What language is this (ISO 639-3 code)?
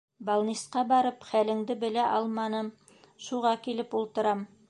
bak